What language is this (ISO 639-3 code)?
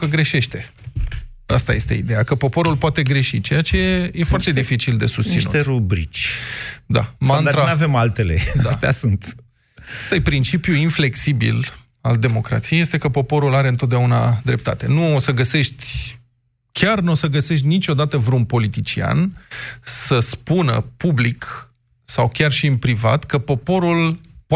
ron